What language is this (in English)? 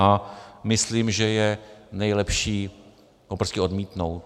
Czech